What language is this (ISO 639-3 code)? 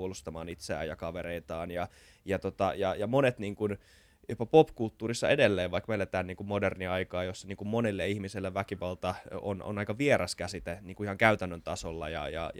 fin